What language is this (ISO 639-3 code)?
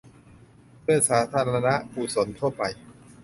tha